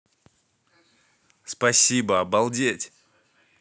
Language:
Russian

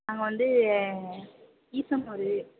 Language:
Tamil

